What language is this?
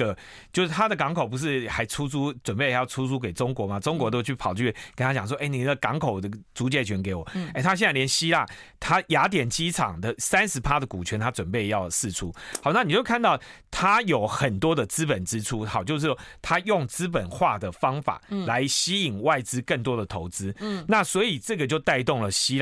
Chinese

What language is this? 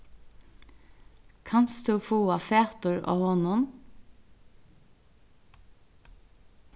Faroese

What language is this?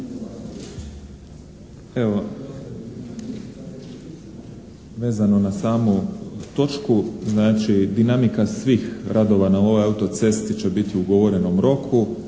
Croatian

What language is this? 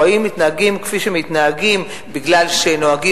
Hebrew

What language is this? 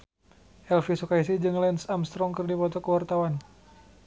Sundanese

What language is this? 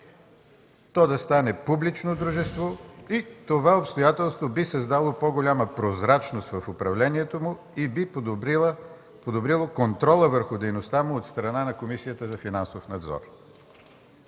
Bulgarian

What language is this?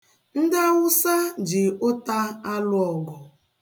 Igbo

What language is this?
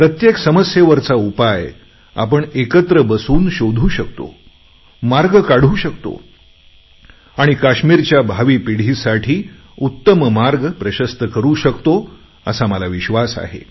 Marathi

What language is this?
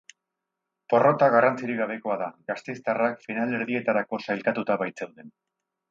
Basque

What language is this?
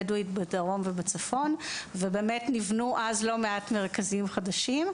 Hebrew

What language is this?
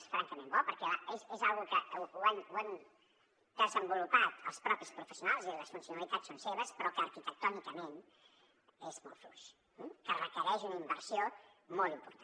Catalan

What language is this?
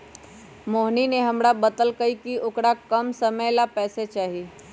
Magahi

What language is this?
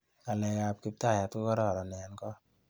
Kalenjin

